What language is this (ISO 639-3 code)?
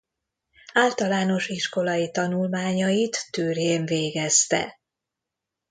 hun